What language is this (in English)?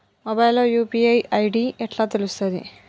Telugu